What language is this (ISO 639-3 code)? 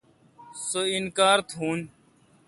xka